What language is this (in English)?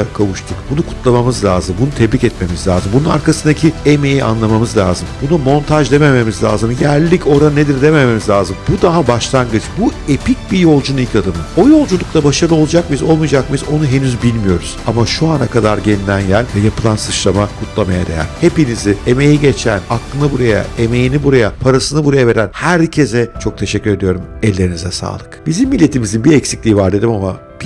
Turkish